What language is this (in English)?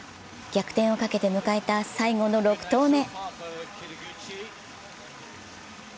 Japanese